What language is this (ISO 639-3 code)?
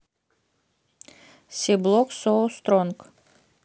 rus